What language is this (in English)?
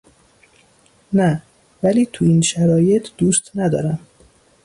Persian